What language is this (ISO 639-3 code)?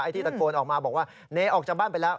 tha